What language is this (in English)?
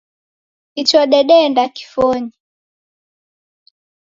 Taita